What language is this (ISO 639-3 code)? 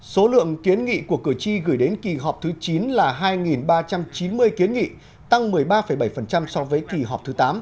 vie